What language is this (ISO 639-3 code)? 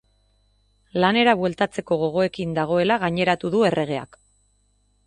eus